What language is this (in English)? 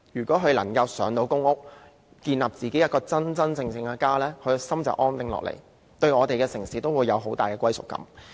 Cantonese